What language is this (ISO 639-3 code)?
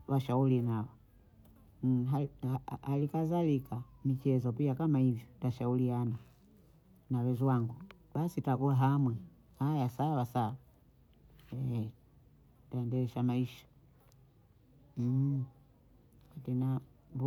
bou